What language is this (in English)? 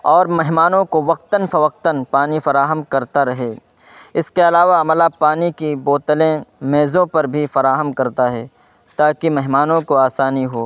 Urdu